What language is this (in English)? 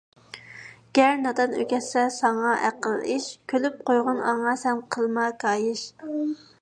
Uyghur